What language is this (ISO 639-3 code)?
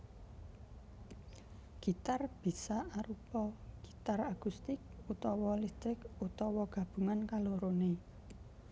jav